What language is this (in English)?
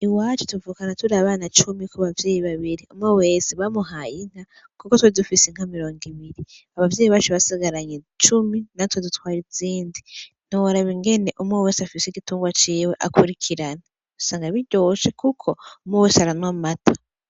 Rundi